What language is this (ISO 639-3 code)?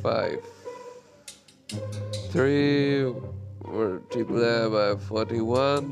eng